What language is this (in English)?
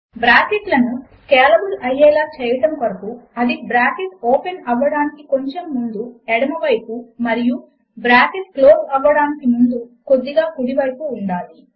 Telugu